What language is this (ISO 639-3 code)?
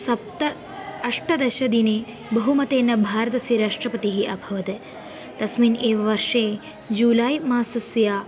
san